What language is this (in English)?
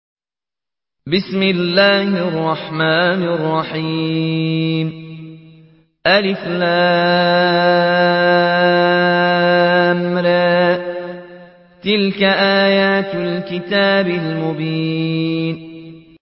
Arabic